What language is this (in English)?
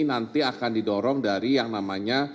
Indonesian